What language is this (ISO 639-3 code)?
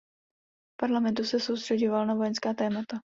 ces